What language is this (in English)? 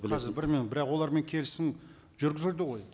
Kazakh